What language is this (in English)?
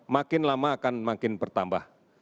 Indonesian